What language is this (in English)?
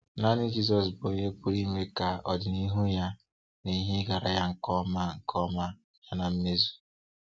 Igbo